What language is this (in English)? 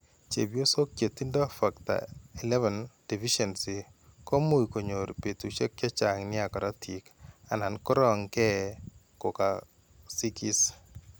Kalenjin